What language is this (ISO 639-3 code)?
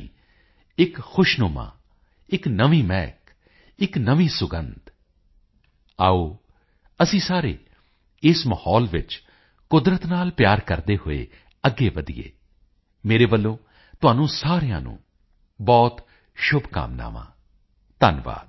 pan